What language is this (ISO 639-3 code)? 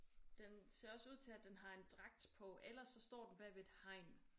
dan